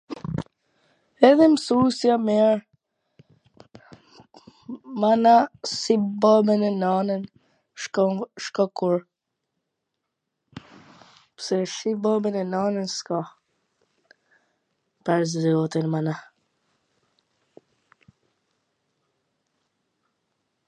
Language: Gheg Albanian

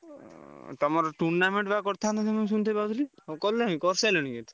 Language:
Odia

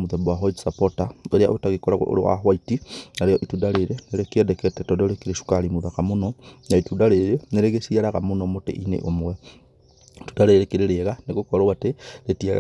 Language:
Kikuyu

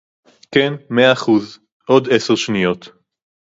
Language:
Hebrew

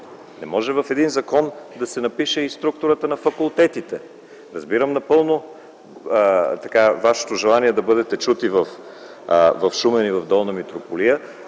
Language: Bulgarian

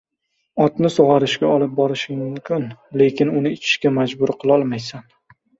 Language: Uzbek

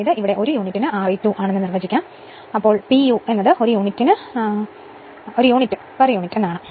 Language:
Malayalam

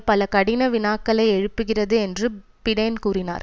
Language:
Tamil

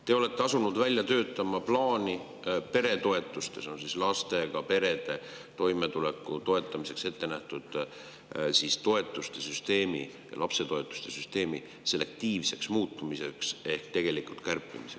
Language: Estonian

